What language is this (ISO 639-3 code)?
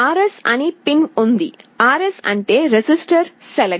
tel